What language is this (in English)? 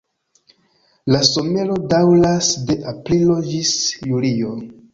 Esperanto